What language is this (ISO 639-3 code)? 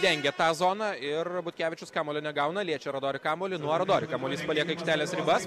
lit